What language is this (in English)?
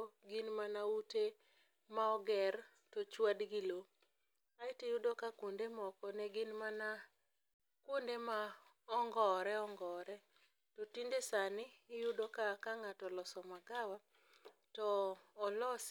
Luo (Kenya and Tanzania)